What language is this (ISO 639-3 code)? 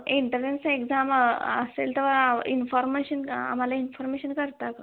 mar